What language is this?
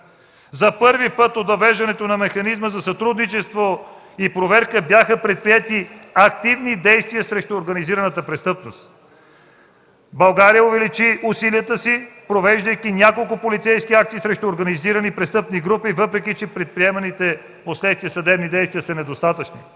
Bulgarian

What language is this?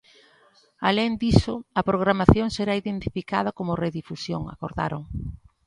Galician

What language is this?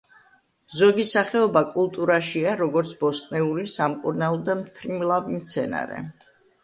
Georgian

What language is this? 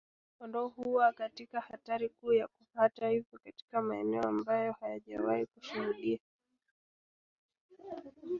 Swahili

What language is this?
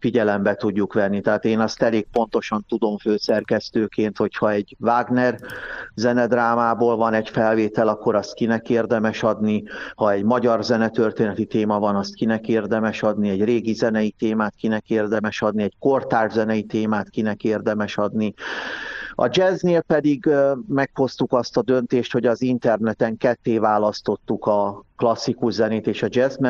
Hungarian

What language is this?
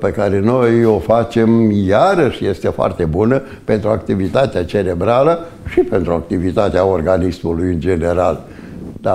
Romanian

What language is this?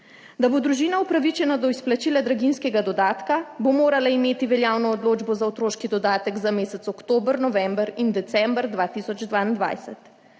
Slovenian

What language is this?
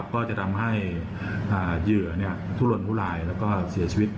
Thai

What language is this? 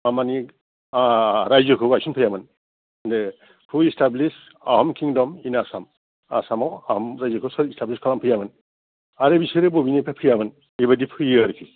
Bodo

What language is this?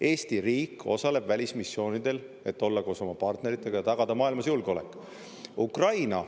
Estonian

